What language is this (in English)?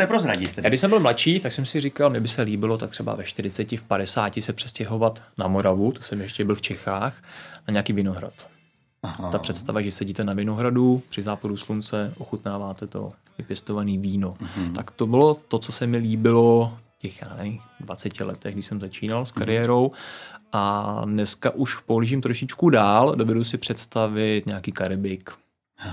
Czech